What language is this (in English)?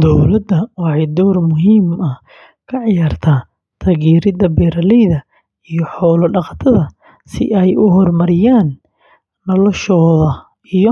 Somali